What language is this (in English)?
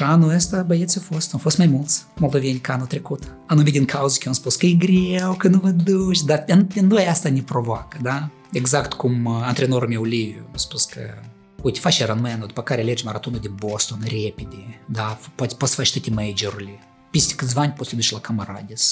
Romanian